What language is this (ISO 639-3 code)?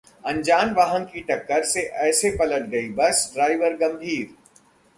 hin